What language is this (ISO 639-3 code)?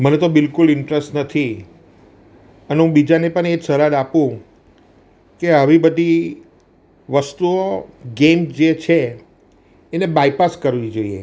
guj